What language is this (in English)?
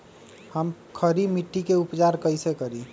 Magahi